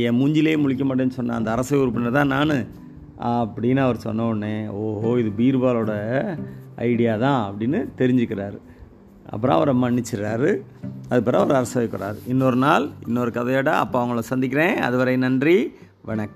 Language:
Tamil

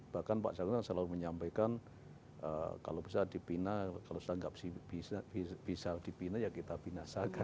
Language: Indonesian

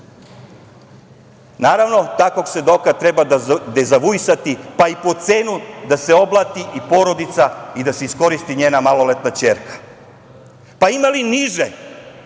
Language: Serbian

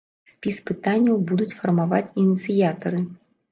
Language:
Belarusian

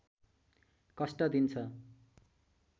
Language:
Nepali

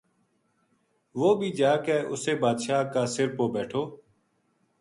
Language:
Gujari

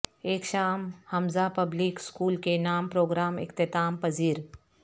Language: Urdu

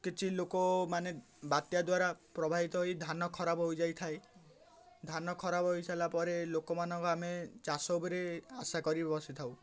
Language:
Odia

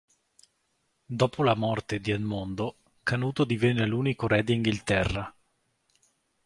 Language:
Italian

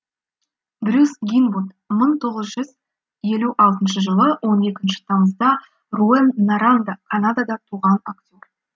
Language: Kazakh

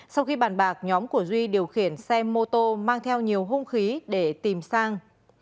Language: Vietnamese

